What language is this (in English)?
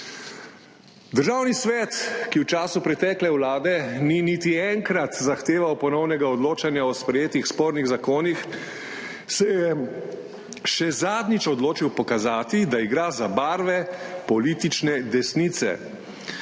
Slovenian